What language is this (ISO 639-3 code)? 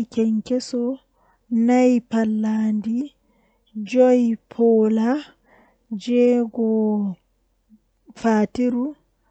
fuh